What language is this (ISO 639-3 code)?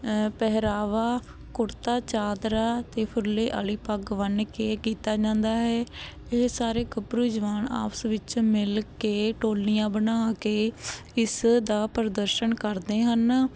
pan